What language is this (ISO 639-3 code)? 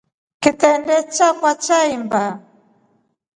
rof